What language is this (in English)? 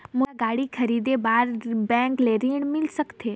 Chhattisgarhi